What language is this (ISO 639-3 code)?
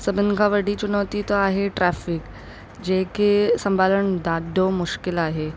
snd